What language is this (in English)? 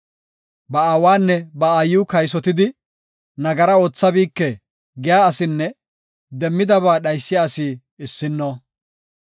Gofa